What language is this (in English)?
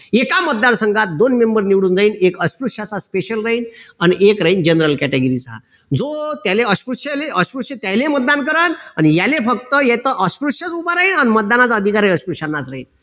Marathi